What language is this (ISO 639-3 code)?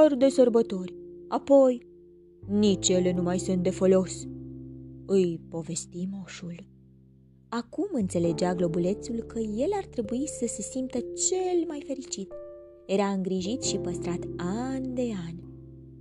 ron